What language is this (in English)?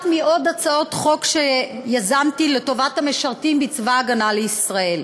Hebrew